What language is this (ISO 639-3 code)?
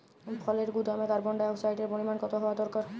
ben